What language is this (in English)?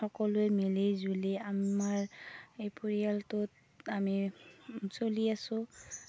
Assamese